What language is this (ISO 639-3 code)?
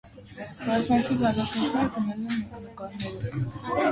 hye